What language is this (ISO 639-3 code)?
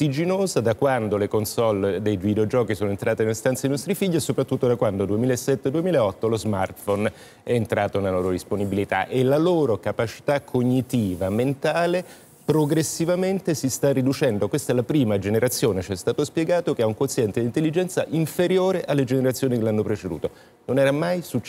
ita